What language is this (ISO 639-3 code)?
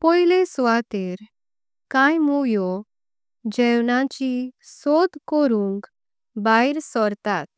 kok